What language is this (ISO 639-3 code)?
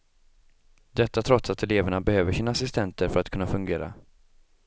swe